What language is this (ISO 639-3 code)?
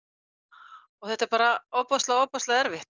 isl